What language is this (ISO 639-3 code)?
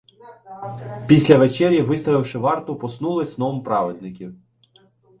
ukr